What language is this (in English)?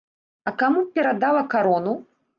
Belarusian